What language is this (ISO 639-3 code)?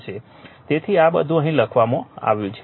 guj